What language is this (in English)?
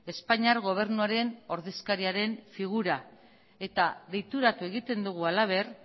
Basque